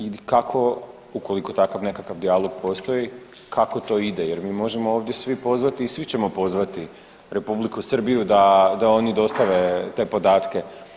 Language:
Croatian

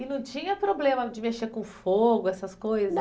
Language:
Portuguese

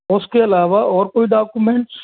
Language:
Hindi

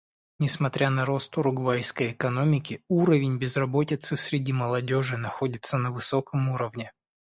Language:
Russian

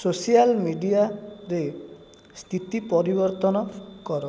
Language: Odia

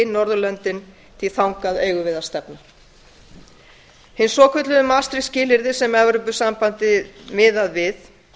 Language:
Icelandic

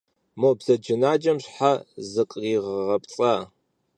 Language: Kabardian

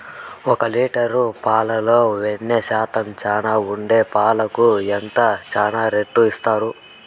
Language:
Telugu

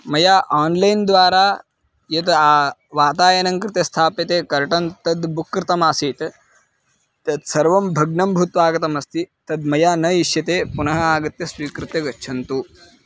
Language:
Sanskrit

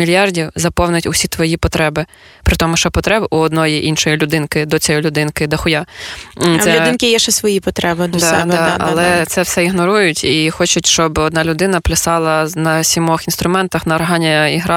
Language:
Ukrainian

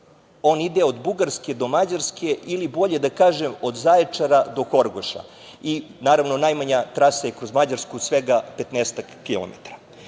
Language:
Serbian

